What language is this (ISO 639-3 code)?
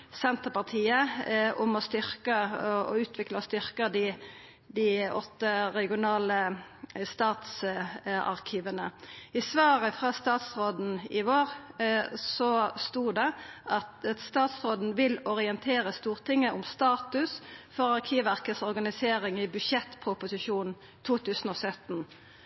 nno